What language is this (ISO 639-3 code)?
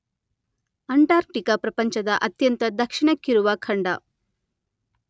kan